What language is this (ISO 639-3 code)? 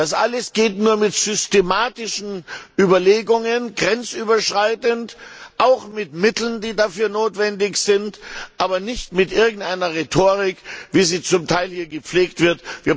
deu